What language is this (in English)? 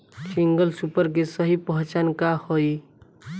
Bhojpuri